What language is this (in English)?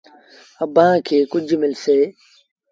Sindhi Bhil